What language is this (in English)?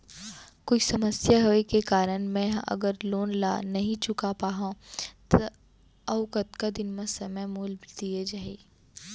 Chhattisgarhi